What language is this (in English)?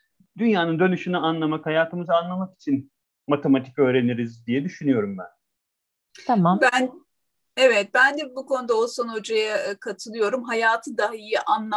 Turkish